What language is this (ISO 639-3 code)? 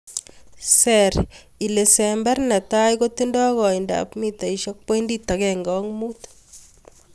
kln